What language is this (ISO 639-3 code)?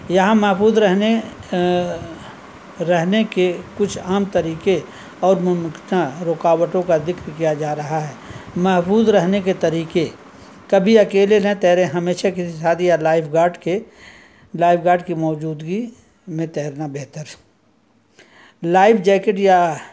urd